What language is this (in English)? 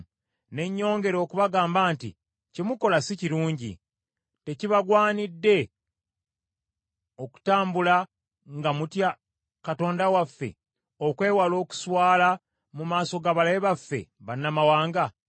Ganda